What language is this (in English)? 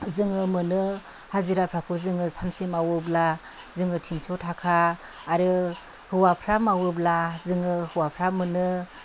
Bodo